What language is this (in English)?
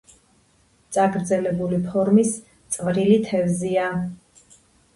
Georgian